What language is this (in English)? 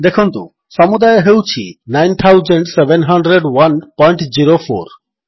Odia